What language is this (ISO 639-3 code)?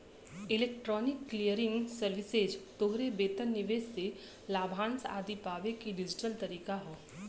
bho